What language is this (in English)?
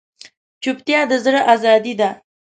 Pashto